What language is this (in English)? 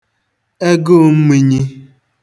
Igbo